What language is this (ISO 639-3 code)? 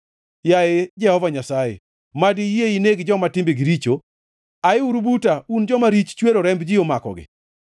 luo